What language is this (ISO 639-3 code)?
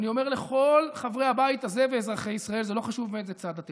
heb